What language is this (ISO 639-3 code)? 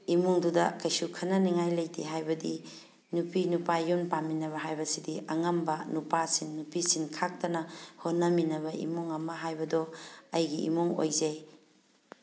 mni